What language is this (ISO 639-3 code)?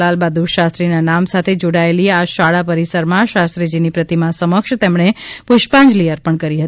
guj